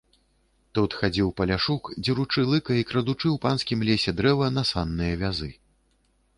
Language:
Belarusian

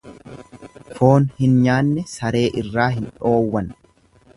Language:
Oromo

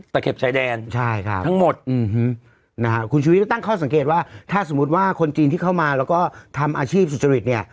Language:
Thai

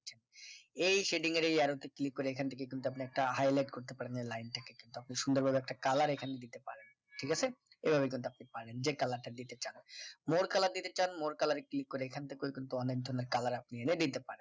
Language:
Bangla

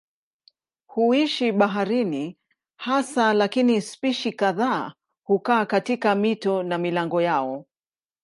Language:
Swahili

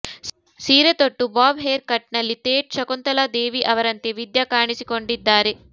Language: Kannada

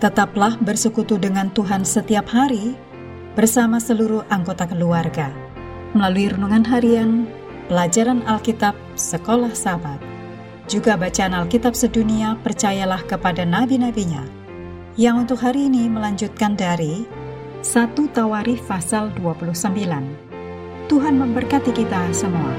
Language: Indonesian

